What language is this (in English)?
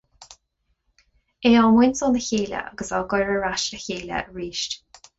Irish